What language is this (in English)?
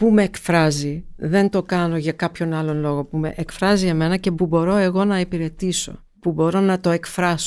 Greek